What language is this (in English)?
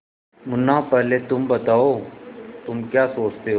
Hindi